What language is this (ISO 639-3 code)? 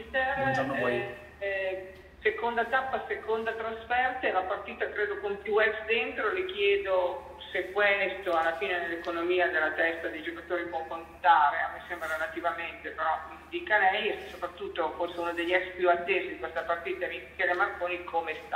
ita